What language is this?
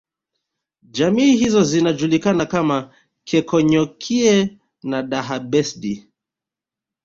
Swahili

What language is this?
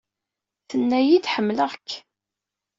Kabyle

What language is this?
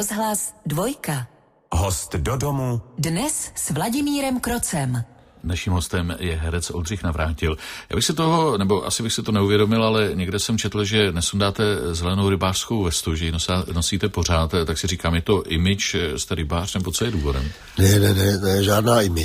Czech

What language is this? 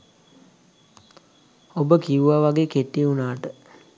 Sinhala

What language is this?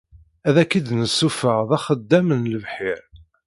Kabyle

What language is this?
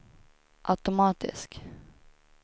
Swedish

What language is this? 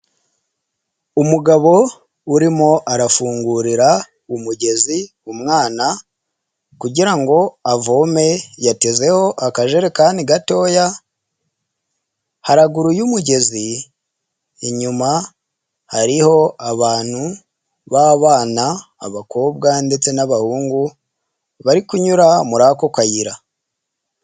Kinyarwanda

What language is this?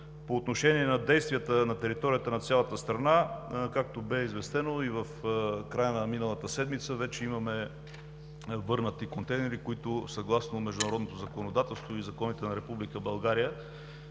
Bulgarian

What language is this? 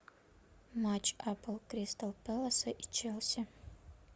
Russian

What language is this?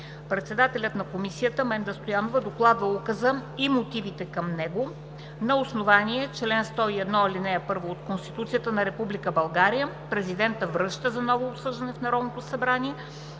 Bulgarian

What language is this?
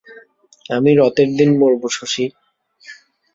Bangla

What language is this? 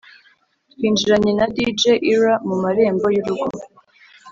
Kinyarwanda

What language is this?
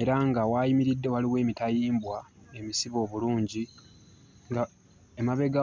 Ganda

